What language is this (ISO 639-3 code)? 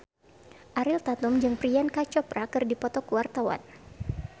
sun